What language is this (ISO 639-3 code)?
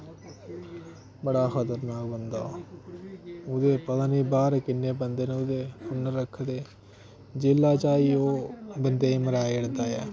doi